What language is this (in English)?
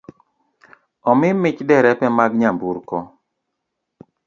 Luo (Kenya and Tanzania)